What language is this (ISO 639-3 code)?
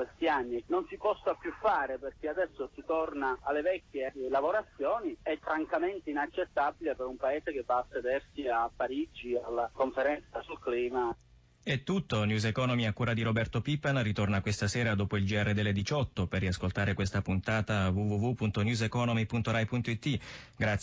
ita